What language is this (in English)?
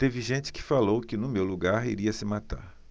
Portuguese